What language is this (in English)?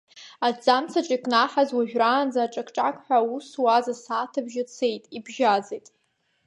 Abkhazian